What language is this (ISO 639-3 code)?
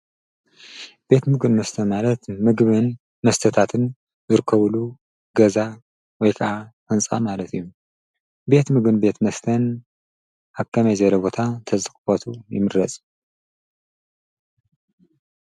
tir